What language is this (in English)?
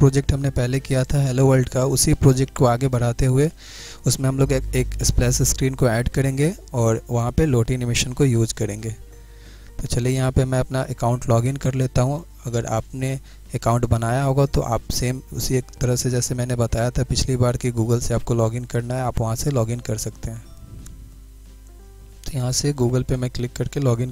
Hindi